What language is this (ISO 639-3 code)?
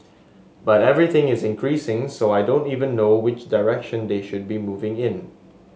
eng